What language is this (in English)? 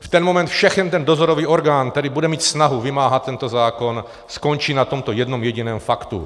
Czech